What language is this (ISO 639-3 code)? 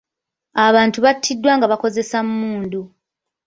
lug